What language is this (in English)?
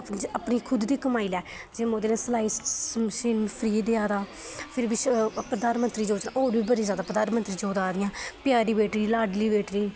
Dogri